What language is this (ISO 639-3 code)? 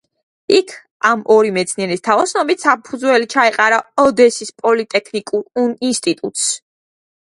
kat